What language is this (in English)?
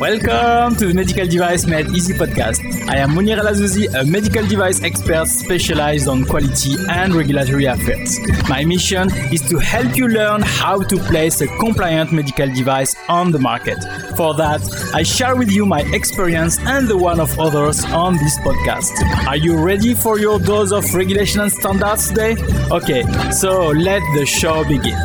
English